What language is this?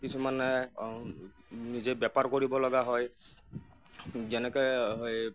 Assamese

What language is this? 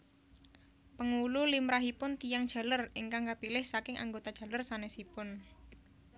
Javanese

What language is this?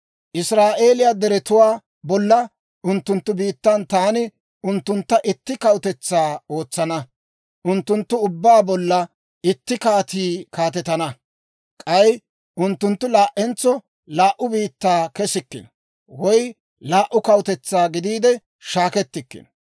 Dawro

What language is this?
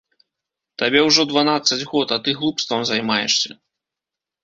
Belarusian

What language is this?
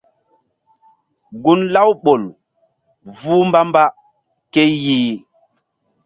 Mbum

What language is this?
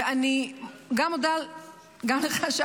Hebrew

